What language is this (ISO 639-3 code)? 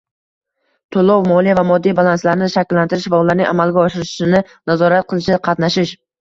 uzb